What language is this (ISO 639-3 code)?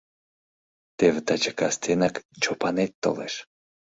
chm